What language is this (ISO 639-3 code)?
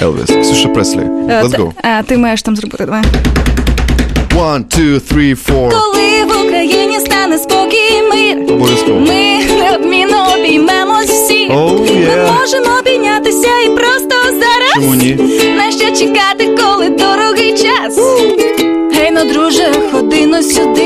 ukr